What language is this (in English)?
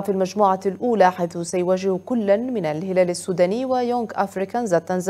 Arabic